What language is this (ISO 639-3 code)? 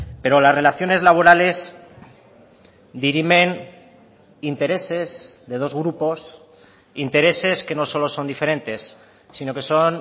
spa